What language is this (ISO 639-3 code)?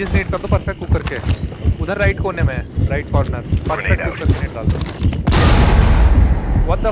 eng